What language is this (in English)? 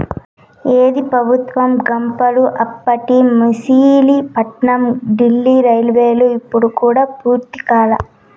Telugu